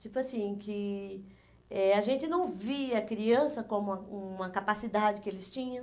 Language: Portuguese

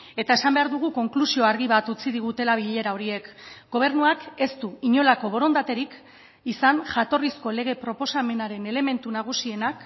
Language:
Basque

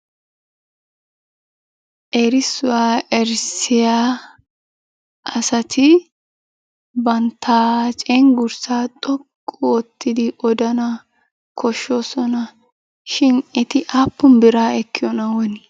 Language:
Wolaytta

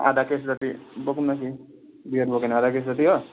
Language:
Nepali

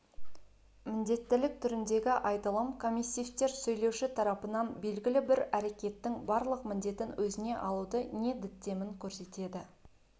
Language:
Kazakh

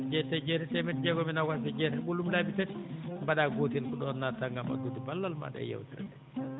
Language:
Fula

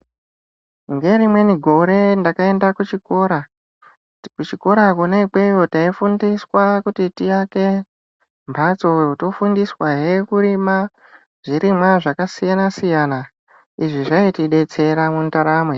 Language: Ndau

